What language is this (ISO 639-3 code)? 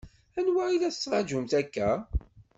kab